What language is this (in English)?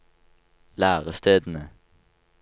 Norwegian